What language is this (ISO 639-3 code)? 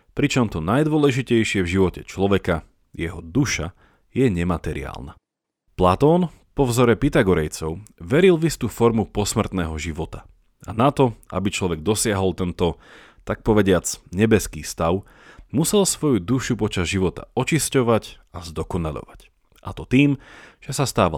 slk